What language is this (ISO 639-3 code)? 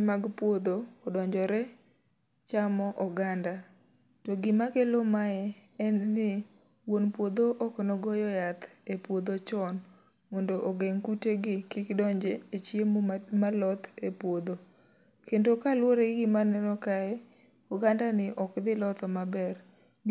luo